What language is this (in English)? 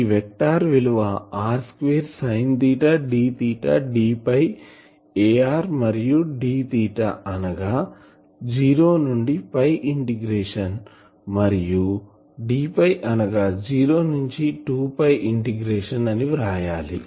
Telugu